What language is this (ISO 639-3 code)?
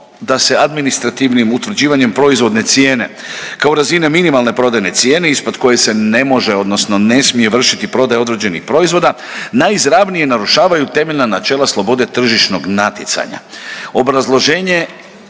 hrv